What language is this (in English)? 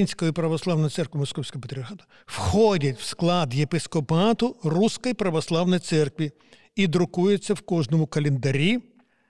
Ukrainian